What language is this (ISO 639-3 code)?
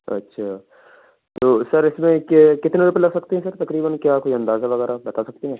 urd